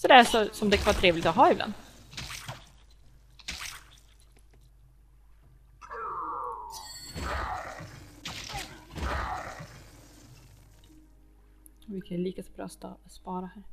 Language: Swedish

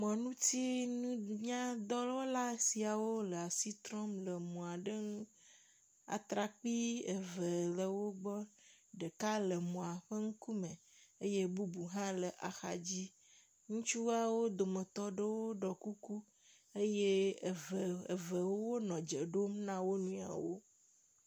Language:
Ewe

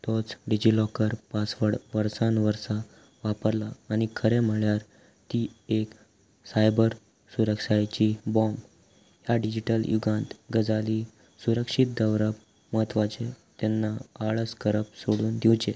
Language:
Konkani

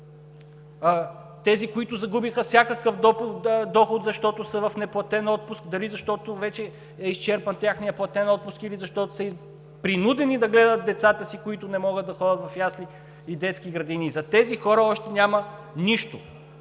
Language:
Bulgarian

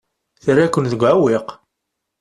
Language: Kabyle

